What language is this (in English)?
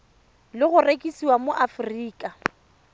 Tswana